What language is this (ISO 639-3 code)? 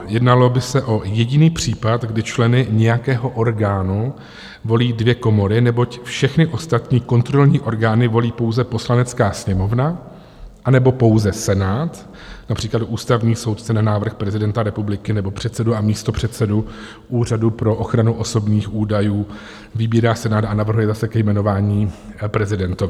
ces